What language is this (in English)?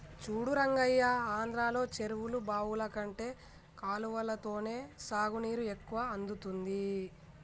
Telugu